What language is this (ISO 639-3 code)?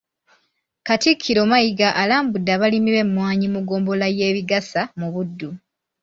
lug